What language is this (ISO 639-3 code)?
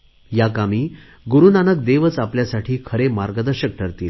mar